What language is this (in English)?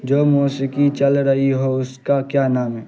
Urdu